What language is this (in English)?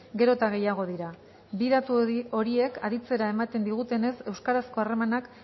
Basque